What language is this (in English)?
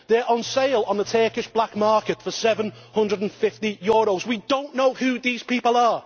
English